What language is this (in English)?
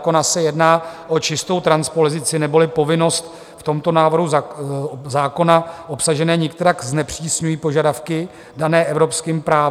Czech